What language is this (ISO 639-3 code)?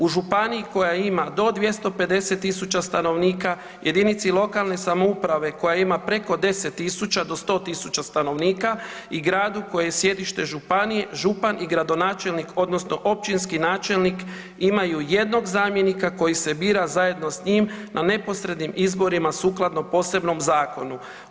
hrv